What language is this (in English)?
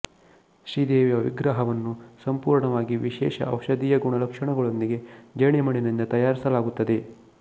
Kannada